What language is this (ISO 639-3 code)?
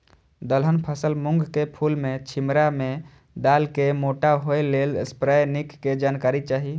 mai